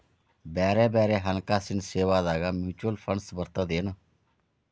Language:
Kannada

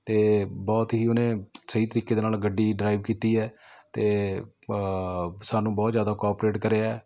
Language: Punjabi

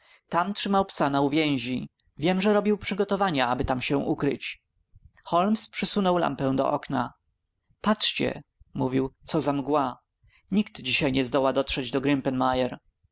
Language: Polish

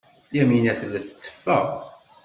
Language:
Kabyle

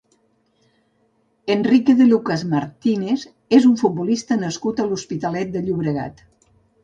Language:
Catalan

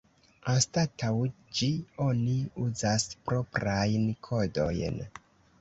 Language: Esperanto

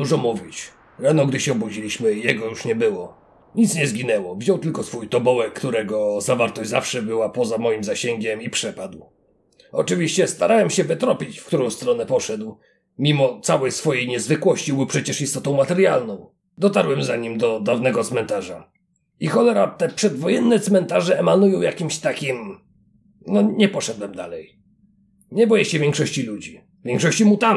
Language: Polish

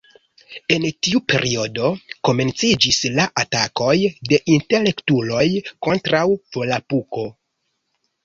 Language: Esperanto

